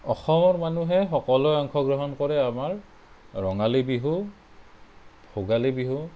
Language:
Assamese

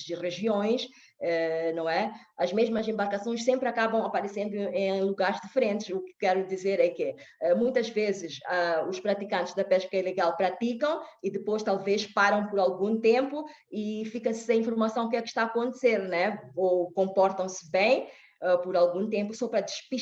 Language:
Portuguese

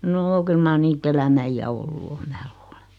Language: Finnish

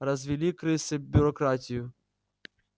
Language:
Russian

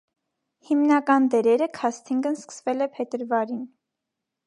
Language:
Armenian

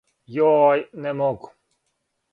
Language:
Serbian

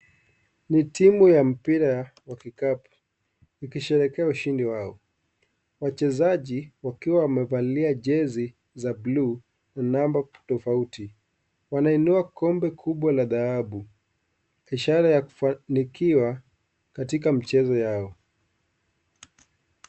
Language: Swahili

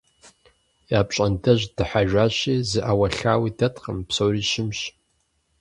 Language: Kabardian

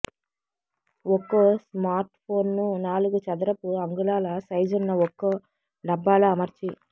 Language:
Telugu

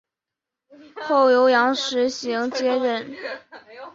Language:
Chinese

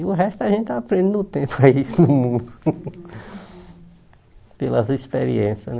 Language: Portuguese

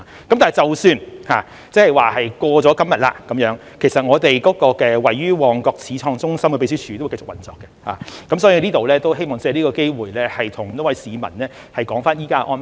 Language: Cantonese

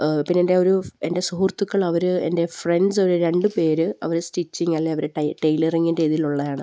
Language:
Malayalam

